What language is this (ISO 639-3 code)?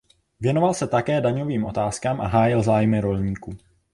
ces